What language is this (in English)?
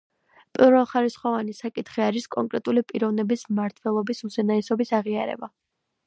Georgian